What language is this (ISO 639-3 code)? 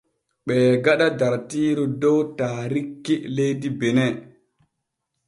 fue